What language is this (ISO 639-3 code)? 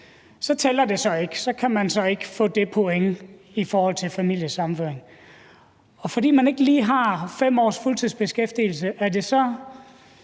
dan